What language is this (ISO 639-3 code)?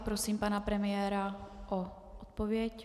ces